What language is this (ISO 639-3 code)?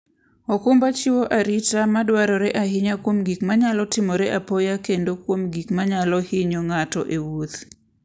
luo